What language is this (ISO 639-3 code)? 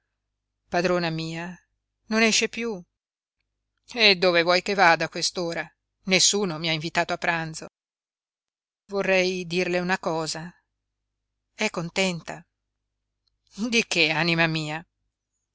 ita